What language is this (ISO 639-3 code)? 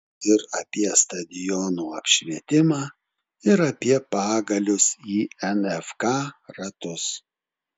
lit